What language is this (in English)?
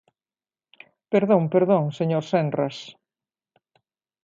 Galician